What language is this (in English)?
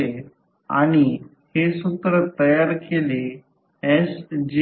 Marathi